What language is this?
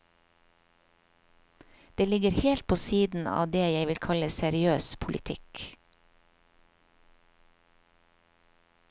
Norwegian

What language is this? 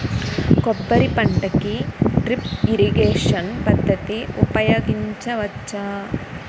Telugu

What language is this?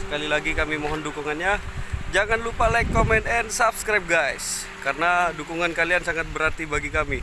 Indonesian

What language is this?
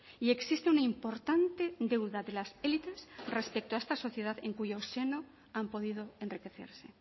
Spanish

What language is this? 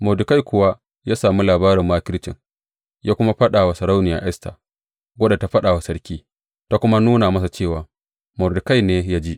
Hausa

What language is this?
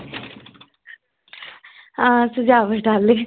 Dogri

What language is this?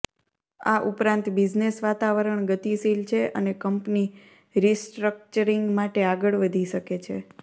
Gujarati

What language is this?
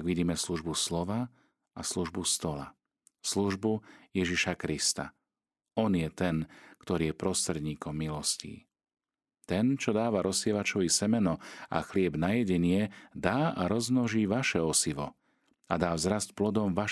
Slovak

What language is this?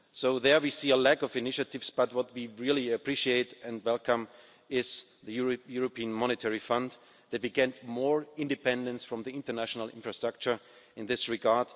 English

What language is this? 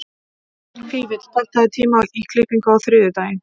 Icelandic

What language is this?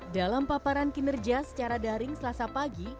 Indonesian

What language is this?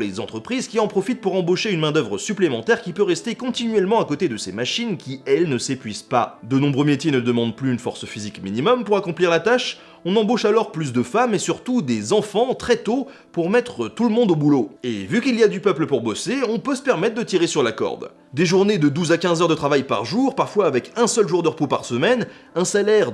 French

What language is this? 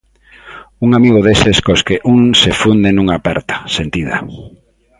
Galician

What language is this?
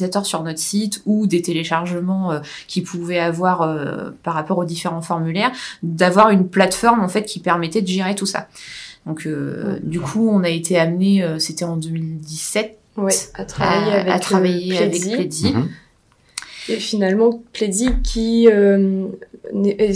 French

